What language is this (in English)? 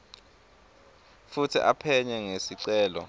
Swati